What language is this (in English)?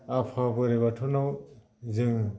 Bodo